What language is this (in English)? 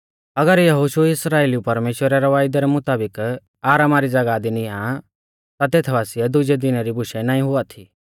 Mahasu Pahari